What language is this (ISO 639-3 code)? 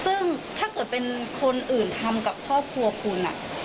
tha